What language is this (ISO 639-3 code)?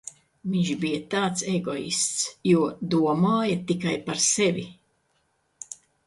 lav